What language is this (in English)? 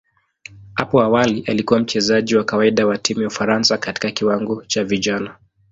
Swahili